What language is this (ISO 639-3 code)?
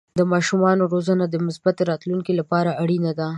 pus